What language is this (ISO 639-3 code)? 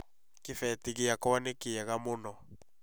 kik